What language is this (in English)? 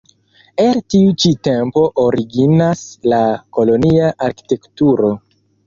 Esperanto